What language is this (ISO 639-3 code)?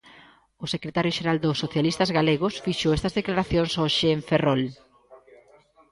glg